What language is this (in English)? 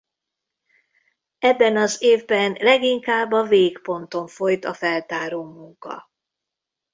Hungarian